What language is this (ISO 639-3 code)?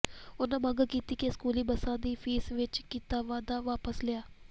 pan